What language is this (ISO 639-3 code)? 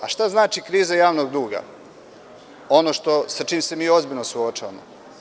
srp